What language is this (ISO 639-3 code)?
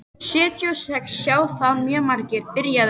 isl